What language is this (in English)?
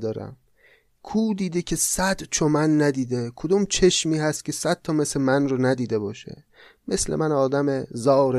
Persian